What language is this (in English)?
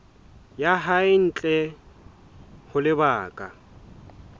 Southern Sotho